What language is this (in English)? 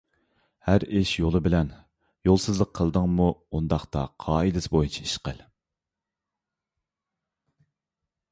Uyghur